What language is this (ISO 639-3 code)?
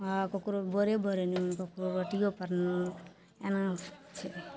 mai